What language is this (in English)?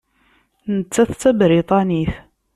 Kabyle